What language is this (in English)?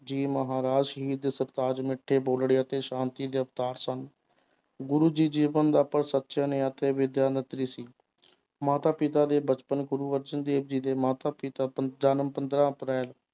Punjabi